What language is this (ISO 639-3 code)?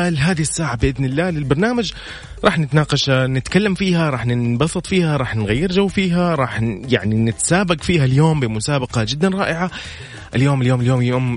ara